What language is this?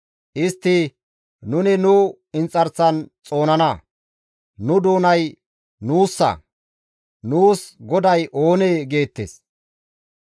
Gamo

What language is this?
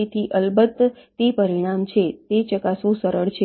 Gujarati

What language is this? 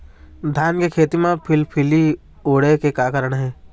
Chhattisgarhi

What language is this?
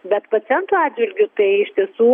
Lithuanian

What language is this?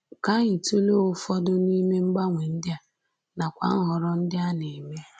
Igbo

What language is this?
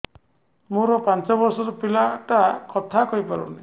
Odia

